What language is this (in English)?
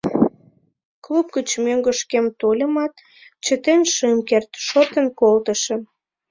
Mari